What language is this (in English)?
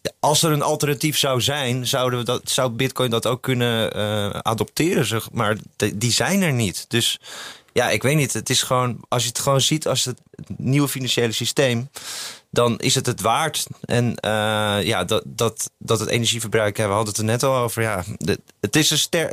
Dutch